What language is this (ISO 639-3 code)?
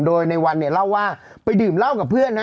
tha